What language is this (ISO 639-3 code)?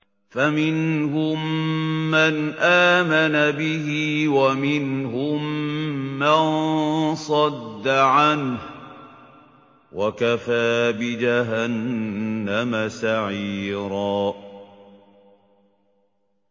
ara